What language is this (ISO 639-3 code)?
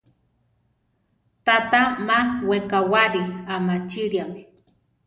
tar